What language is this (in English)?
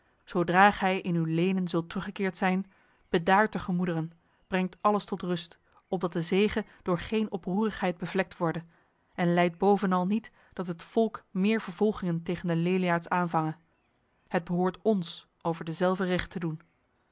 Dutch